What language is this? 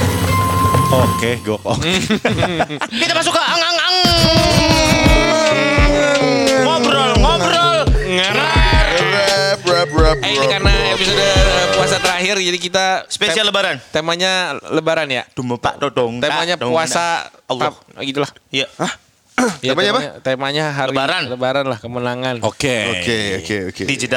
Indonesian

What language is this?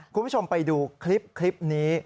Thai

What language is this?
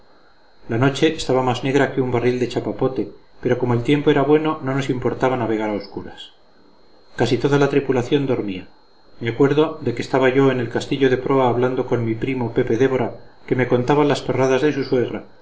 Spanish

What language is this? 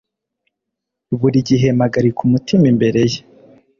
Kinyarwanda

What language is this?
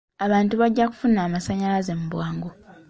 Ganda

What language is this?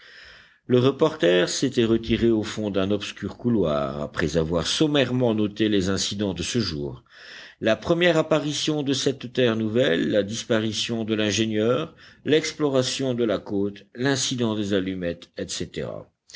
French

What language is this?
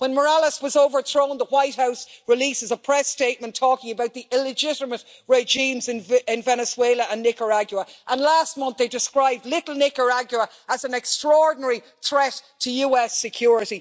English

